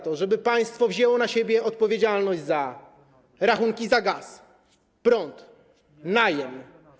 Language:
Polish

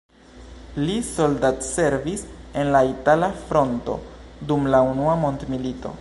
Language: Esperanto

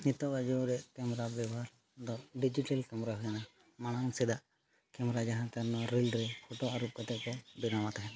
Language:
Santali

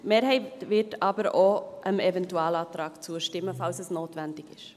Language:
Swiss German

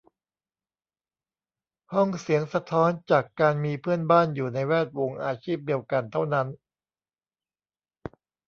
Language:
Thai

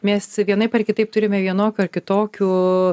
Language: Lithuanian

